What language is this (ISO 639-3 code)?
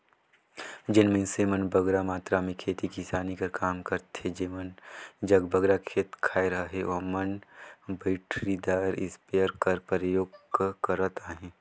hne